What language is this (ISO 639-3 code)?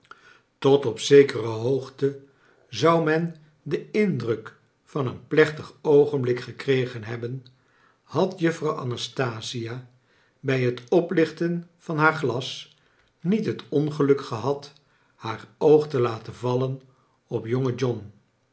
nld